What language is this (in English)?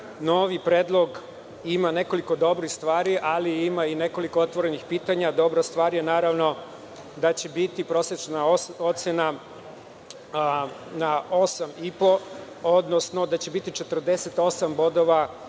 Serbian